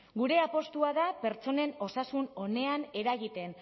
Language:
Basque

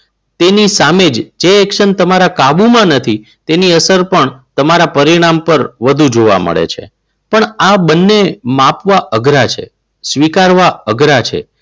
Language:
Gujarati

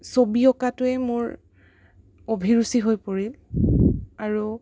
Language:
Assamese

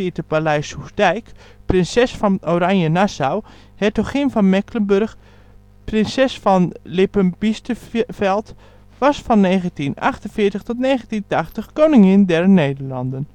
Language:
Dutch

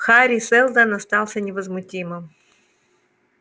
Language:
Russian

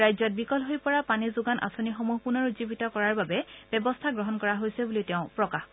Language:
Assamese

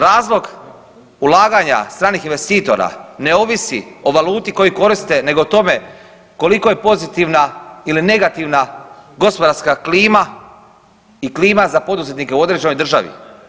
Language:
Croatian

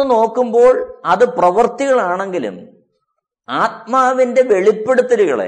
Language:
Malayalam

